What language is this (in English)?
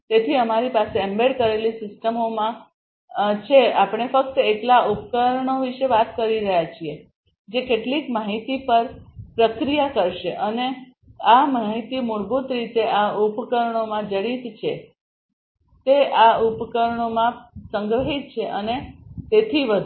Gujarati